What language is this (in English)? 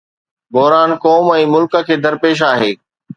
Sindhi